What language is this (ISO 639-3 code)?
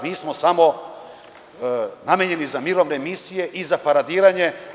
srp